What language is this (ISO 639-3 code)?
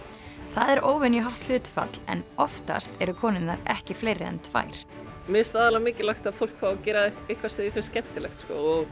isl